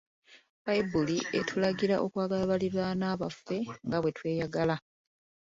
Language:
Ganda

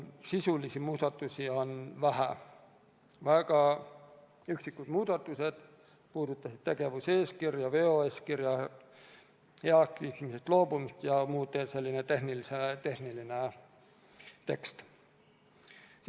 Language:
Estonian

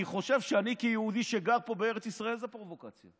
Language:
Hebrew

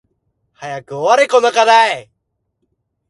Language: Japanese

